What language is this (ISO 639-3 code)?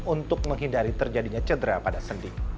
ind